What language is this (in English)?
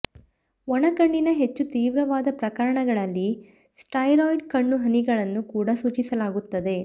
Kannada